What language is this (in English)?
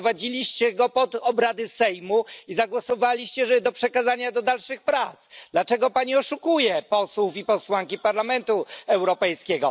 Polish